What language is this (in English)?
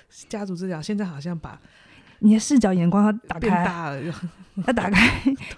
Chinese